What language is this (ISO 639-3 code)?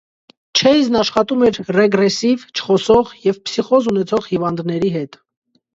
hye